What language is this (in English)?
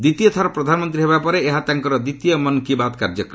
Odia